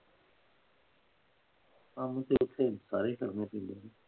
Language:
Punjabi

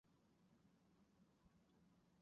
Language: Chinese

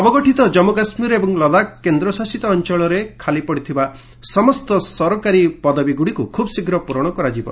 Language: Odia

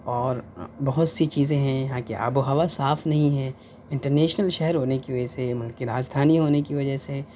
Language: Urdu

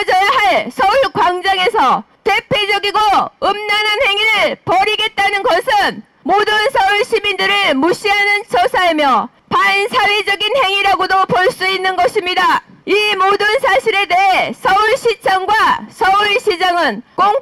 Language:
Korean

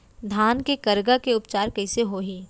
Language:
Chhattisgarhi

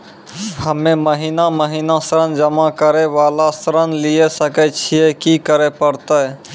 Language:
Maithili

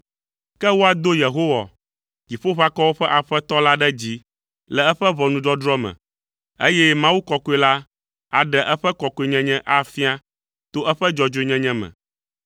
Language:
Ewe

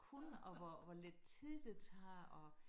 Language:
Danish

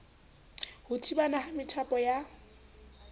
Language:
Southern Sotho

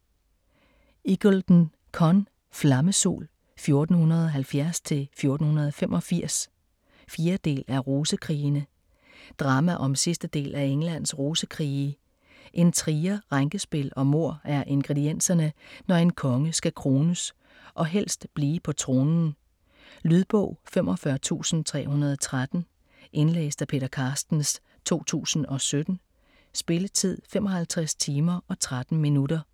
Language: Danish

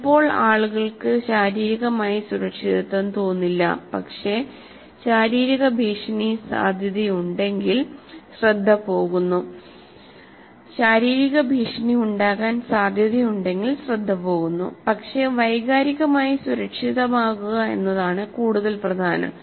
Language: Malayalam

